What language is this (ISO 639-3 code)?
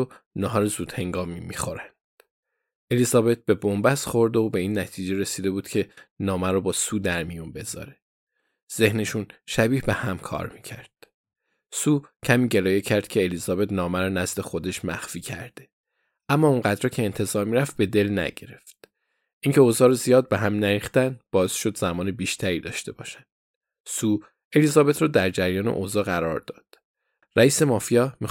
fas